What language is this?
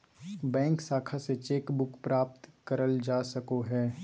Magahi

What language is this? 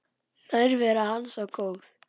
Icelandic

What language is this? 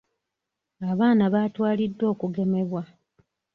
Ganda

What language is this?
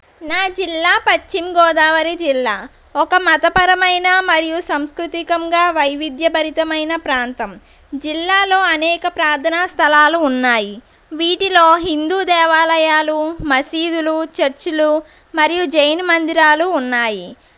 Telugu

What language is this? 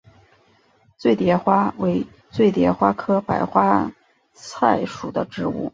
Chinese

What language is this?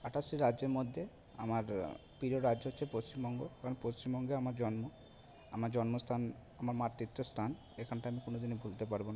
Bangla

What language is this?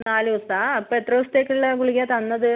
Malayalam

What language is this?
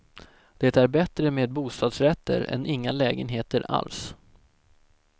Swedish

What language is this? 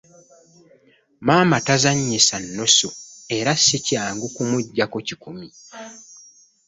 Ganda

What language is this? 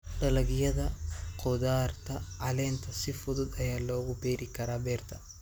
Somali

